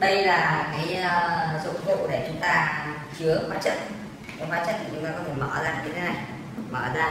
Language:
Vietnamese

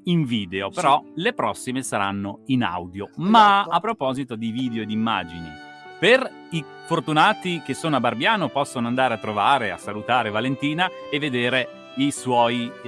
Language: Italian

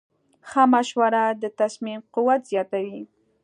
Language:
Pashto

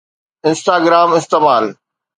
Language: Sindhi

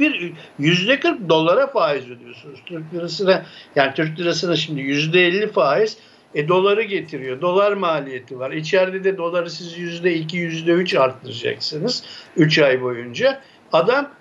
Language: Turkish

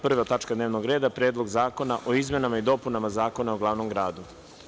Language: Serbian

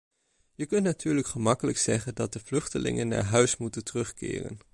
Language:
Dutch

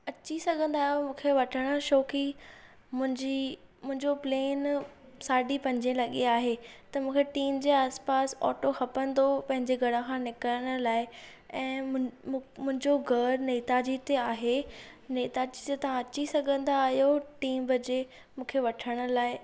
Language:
Sindhi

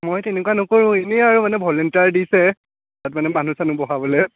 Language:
Assamese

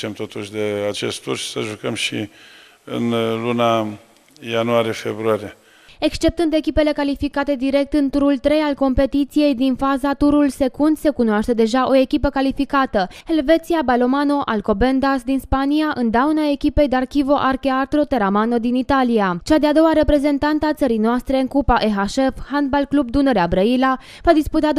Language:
Romanian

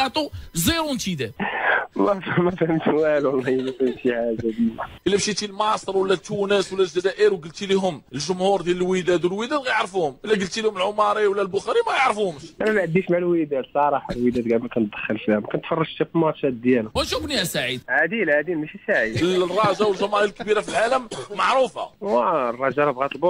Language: Arabic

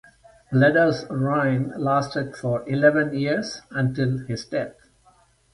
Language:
English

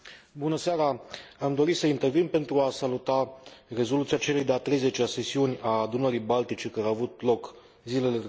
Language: Romanian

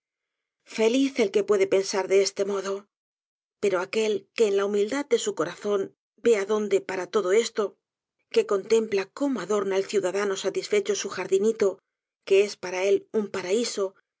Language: Spanish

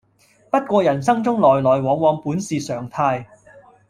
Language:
Cantonese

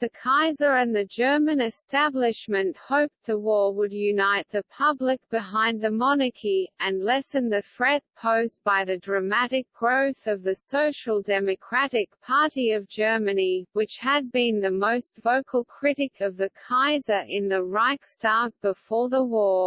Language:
English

